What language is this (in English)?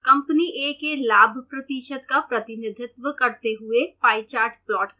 Hindi